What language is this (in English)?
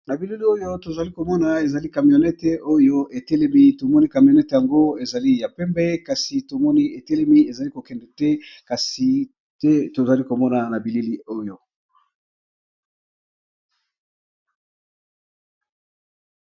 Lingala